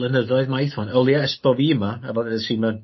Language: Welsh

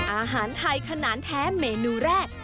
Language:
Thai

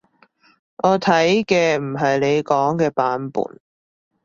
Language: Cantonese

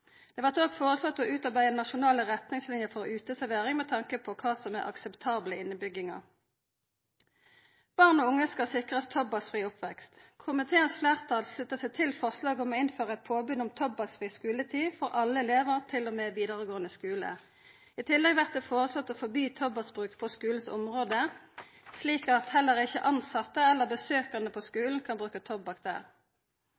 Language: Norwegian Nynorsk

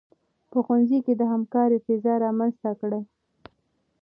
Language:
Pashto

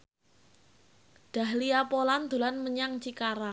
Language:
Javanese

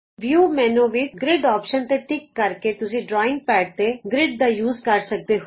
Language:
Punjabi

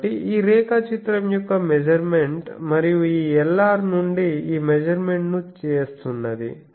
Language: Telugu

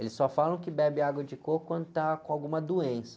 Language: Portuguese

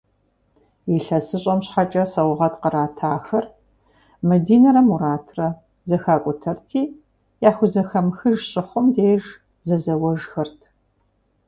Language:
Kabardian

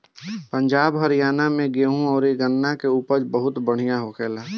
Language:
Bhojpuri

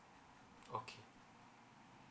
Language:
English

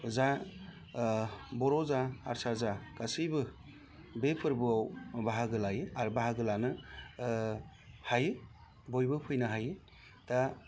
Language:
Bodo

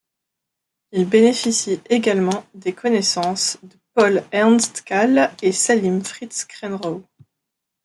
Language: French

